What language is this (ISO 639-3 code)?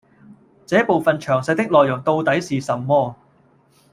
yue